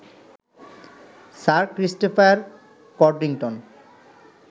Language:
Bangla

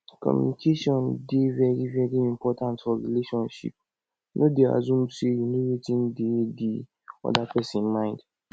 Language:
Nigerian Pidgin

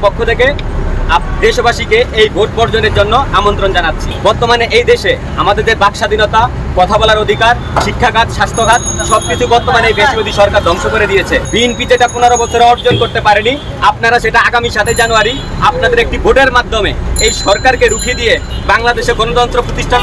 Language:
Indonesian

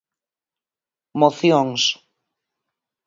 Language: Galician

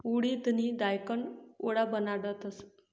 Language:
Marathi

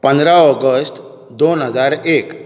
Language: Konkani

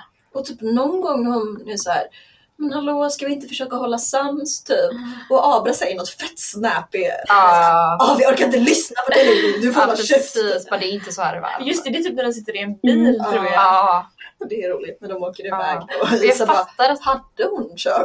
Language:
Swedish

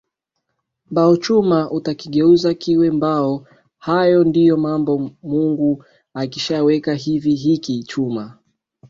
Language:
Swahili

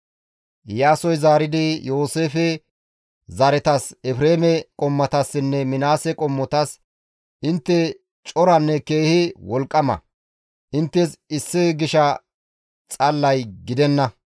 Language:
Gamo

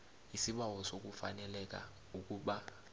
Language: South Ndebele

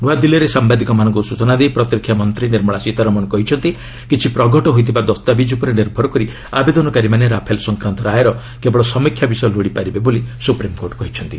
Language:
Odia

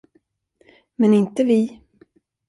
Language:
Swedish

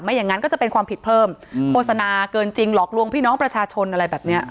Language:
Thai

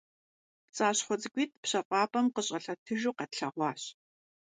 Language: Kabardian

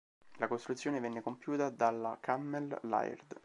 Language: Italian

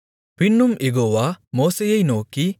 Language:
Tamil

